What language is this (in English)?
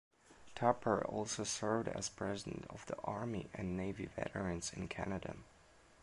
English